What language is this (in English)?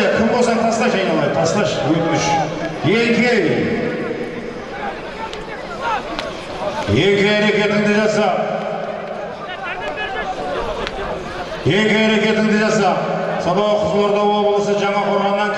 Turkish